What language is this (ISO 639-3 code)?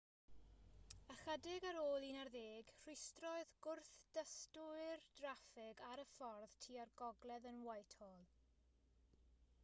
cym